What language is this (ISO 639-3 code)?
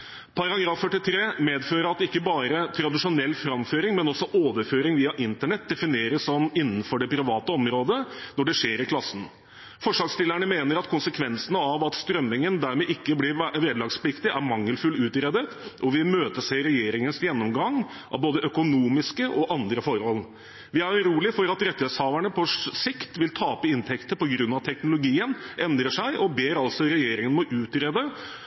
nob